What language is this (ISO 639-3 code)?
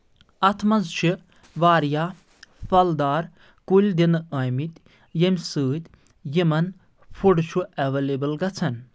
kas